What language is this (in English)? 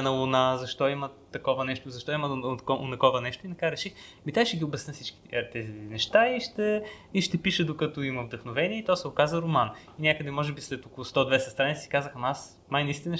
Bulgarian